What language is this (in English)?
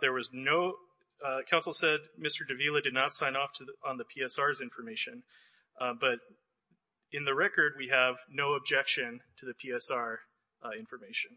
English